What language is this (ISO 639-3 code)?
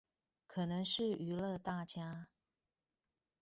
zho